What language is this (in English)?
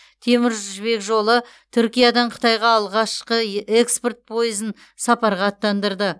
Kazakh